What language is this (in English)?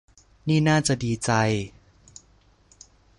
Thai